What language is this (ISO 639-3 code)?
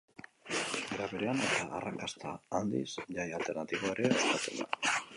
eus